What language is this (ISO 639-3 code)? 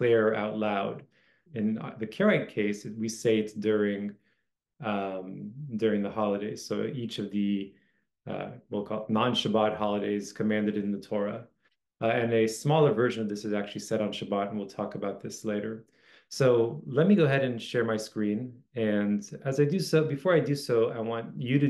eng